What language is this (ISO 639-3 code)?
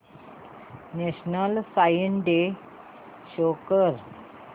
mar